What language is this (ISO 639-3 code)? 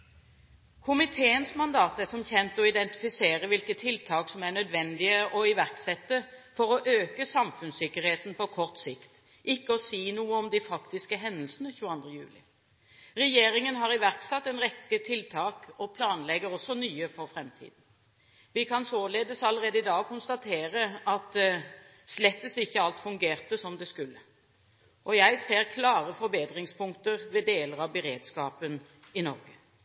nob